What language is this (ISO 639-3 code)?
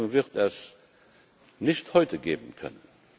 deu